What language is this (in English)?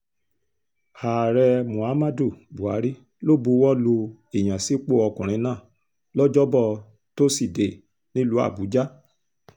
Yoruba